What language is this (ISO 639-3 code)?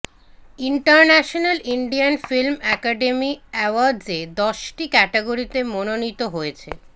ben